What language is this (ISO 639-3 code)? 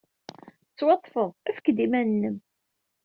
kab